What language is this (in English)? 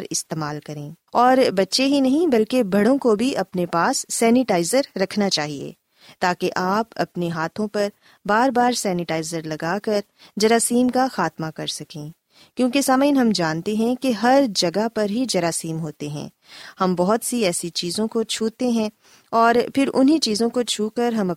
Urdu